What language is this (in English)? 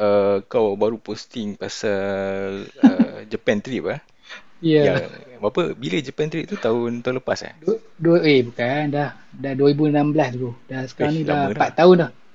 Malay